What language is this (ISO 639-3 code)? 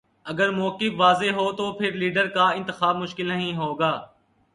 urd